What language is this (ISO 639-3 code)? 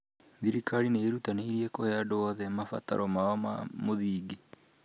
kik